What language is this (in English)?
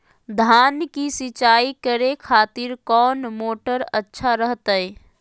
Magahi